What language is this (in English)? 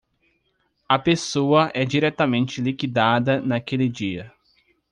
Portuguese